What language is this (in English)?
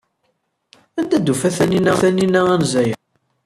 Kabyle